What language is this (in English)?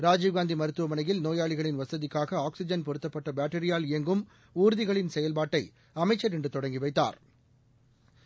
Tamil